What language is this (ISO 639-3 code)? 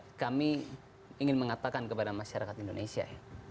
ind